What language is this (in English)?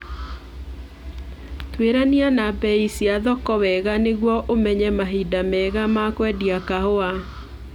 Kikuyu